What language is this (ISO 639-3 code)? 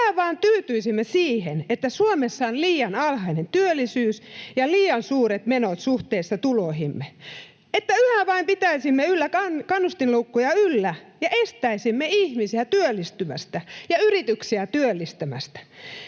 fin